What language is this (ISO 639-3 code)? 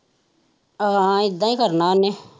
pan